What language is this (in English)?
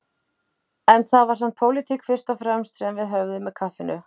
Icelandic